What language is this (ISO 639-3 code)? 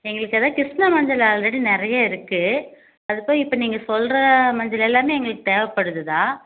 tam